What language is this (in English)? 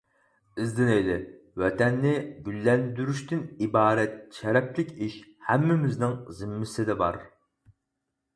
Uyghur